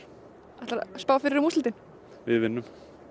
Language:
Icelandic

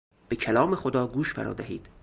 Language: Persian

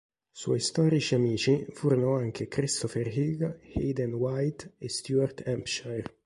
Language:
Italian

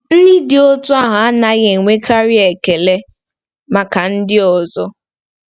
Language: Igbo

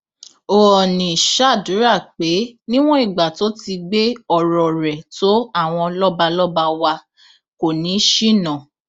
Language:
Yoruba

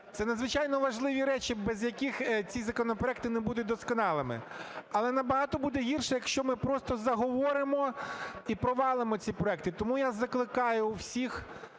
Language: Ukrainian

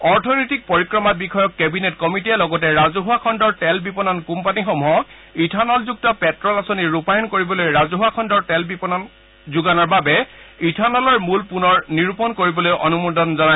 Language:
Assamese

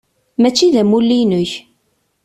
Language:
Kabyle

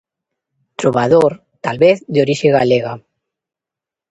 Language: Galician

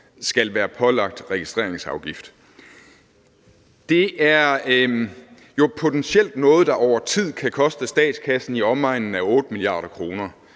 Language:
Danish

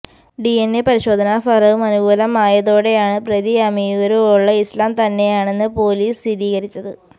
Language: Malayalam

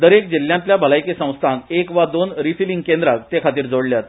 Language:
Konkani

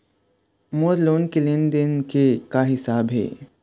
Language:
Chhattisgarhi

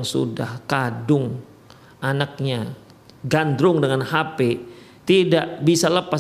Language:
Indonesian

